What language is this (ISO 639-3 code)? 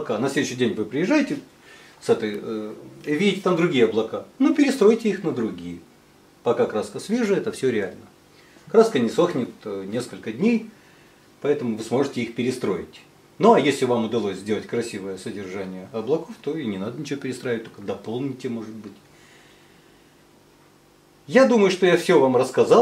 rus